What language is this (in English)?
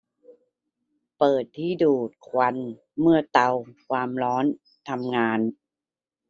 Thai